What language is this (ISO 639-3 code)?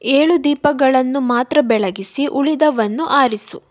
kan